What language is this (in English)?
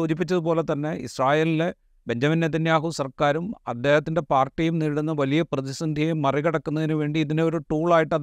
Malayalam